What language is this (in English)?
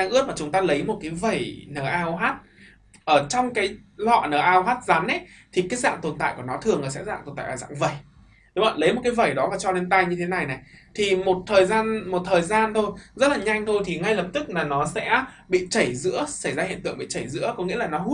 Vietnamese